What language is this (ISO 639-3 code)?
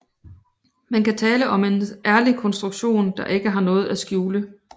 dan